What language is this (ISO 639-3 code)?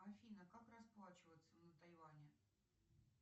rus